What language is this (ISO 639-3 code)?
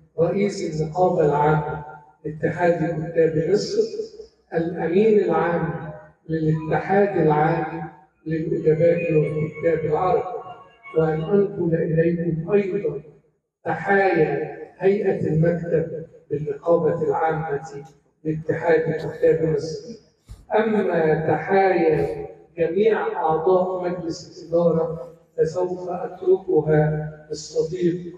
ara